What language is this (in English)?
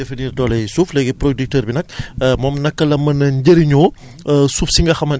Wolof